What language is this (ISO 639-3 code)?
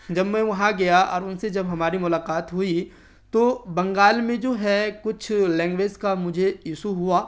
urd